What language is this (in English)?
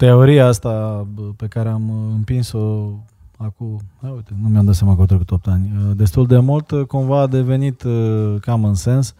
Romanian